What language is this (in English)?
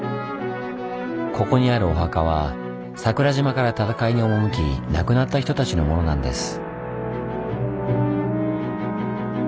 Japanese